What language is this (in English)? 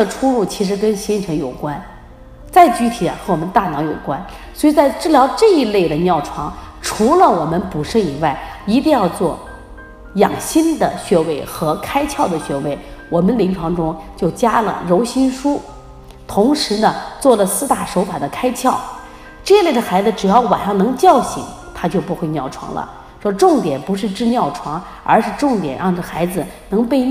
Chinese